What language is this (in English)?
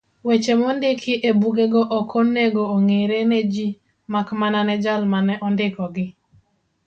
Luo (Kenya and Tanzania)